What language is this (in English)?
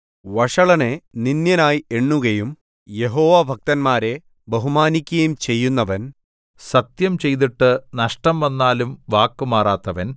Malayalam